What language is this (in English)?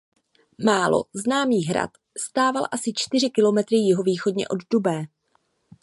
Czech